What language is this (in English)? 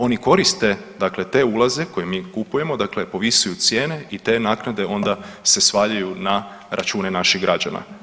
Croatian